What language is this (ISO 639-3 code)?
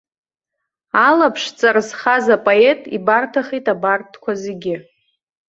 abk